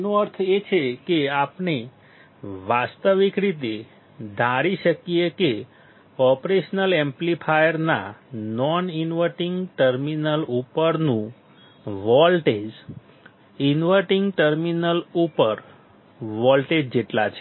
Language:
Gujarati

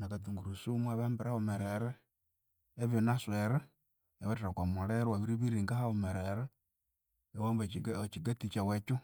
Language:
Konzo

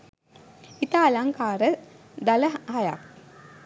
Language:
Sinhala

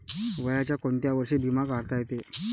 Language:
Marathi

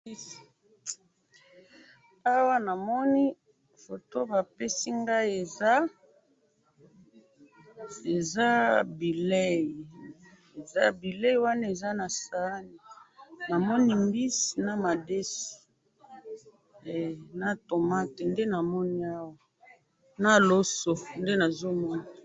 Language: Lingala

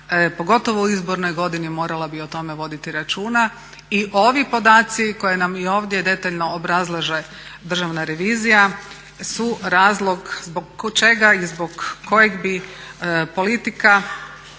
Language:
Croatian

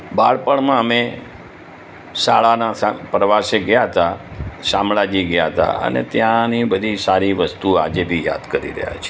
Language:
Gujarati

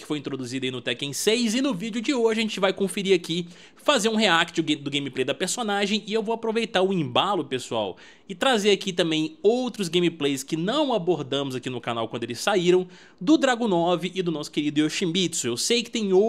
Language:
Portuguese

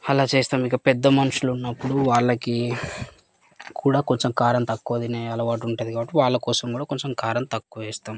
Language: Telugu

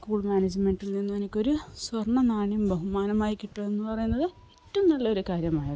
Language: Malayalam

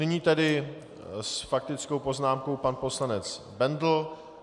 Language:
Czech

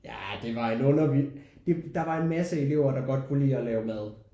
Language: Danish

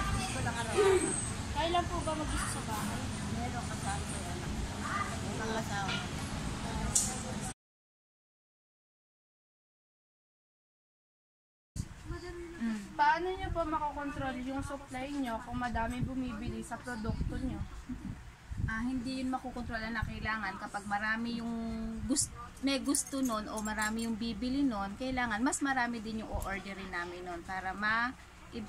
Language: Filipino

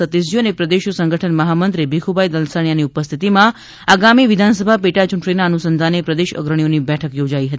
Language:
Gujarati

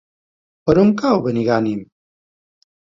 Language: Catalan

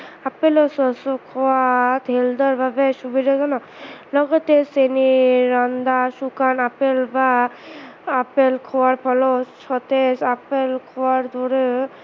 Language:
Assamese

